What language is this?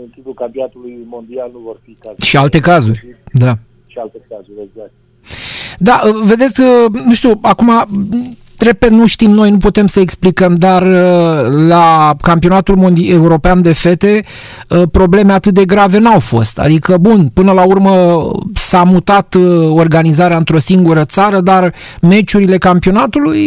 Romanian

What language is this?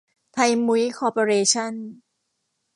Thai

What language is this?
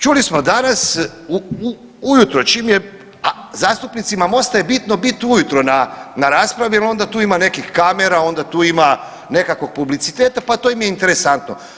Croatian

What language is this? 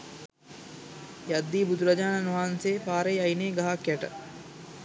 Sinhala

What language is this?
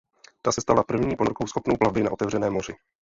Czech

